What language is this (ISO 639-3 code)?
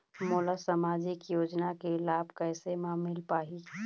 hne